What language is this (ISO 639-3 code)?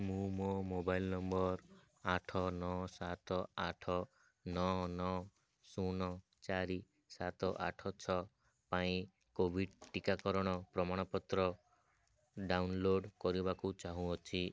ori